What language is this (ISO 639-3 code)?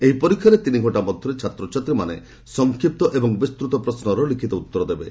ori